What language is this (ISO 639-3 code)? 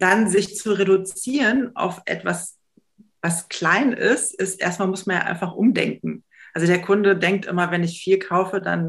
deu